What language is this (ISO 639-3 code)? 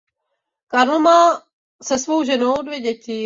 ces